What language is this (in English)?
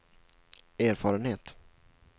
Swedish